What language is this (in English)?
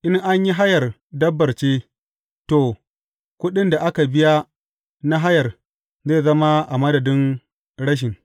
Hausa